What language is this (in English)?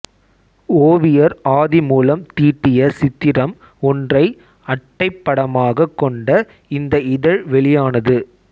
Tamil